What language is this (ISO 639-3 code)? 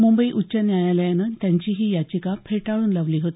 mar